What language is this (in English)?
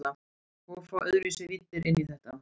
Icelandic